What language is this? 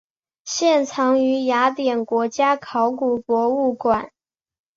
Chinese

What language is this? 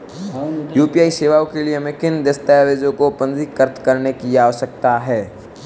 Hindi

